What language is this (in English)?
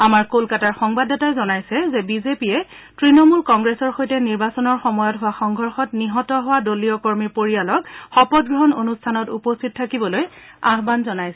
Assamese